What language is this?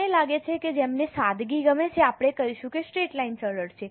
Gujarati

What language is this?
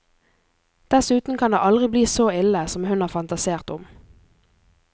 Norwegian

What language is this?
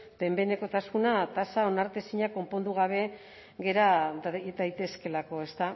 Basque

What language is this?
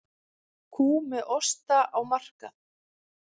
Icelandic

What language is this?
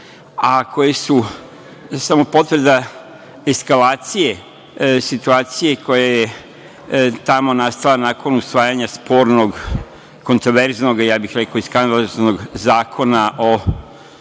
Serbian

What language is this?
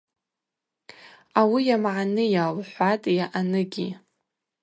Abaza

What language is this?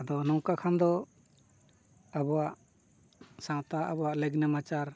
Santali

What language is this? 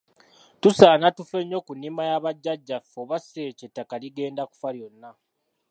Ganda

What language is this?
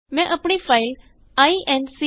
Punjabi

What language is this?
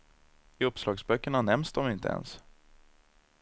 Swedish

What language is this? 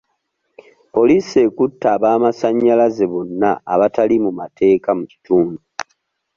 Ganda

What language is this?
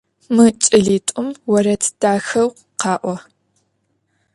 Adyghe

